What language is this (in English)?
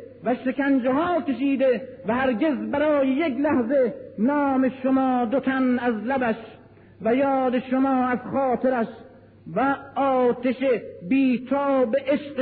Persian